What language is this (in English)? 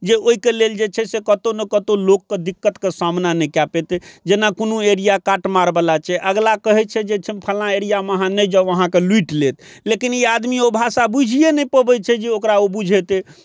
Maithili